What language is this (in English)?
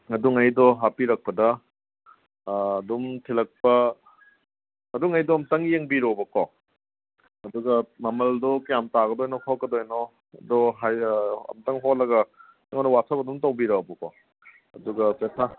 Manipuri